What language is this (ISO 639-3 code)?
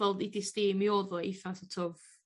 cym